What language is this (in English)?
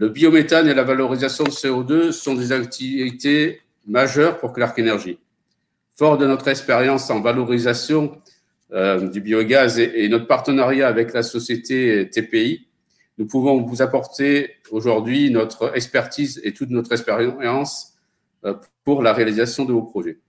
French